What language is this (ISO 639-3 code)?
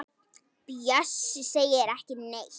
isl